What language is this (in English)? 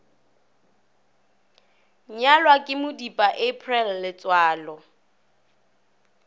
Northern Sotho